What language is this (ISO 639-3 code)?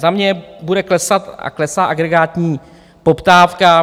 ces